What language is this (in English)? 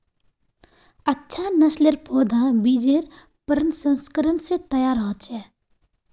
Magahi